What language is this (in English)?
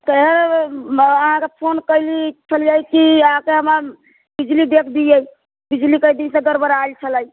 Maithili